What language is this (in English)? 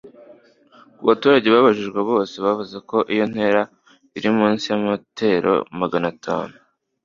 Kinyarwanda